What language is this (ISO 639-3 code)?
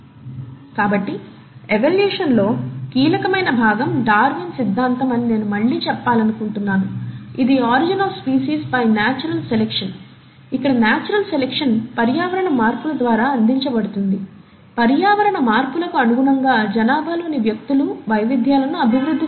tel